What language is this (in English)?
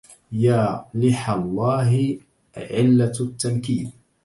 Arabic